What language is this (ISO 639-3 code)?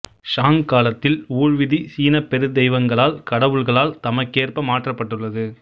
tam